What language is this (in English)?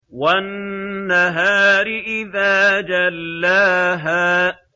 Arabic